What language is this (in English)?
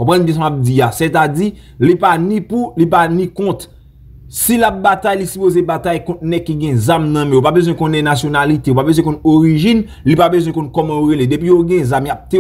French